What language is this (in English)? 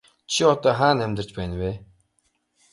Mongolian